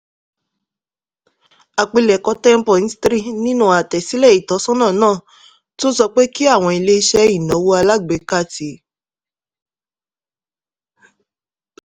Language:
Yoruba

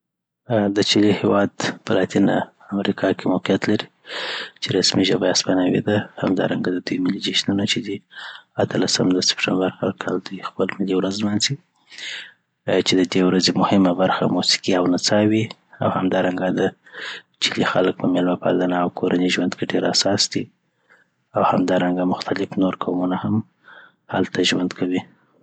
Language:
Southern Pashto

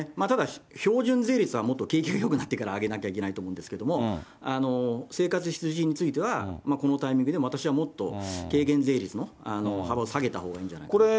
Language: Japanese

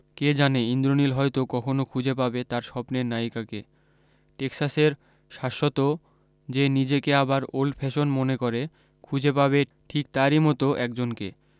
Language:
Bangla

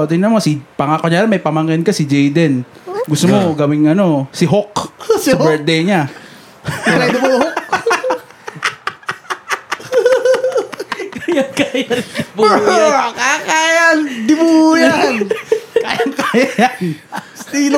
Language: Filipino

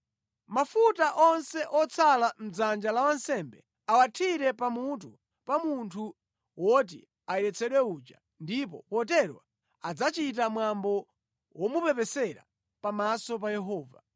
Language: Nyanja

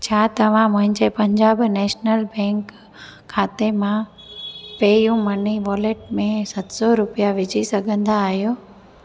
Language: Sindhi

